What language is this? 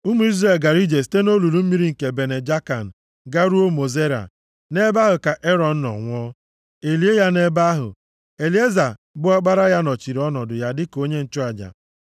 Igbo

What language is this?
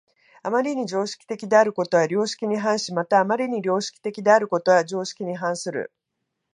Japanese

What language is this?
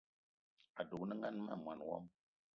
Eton (Cameroon)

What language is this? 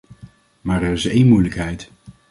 Dutch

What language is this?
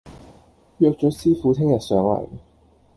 Cantonese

